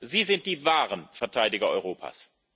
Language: German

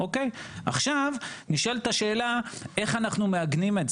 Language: Hebrew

